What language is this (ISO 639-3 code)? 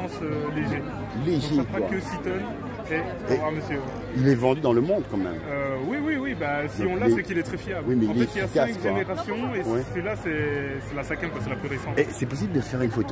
fra